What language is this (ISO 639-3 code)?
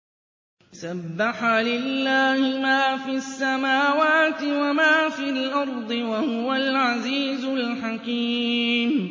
ara